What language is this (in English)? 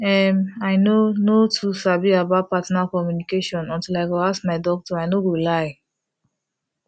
Nigerian Pidgin